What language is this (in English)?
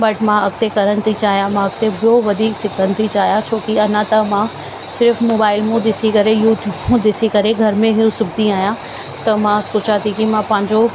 Sindhi